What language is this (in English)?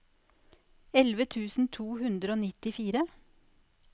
Norwegian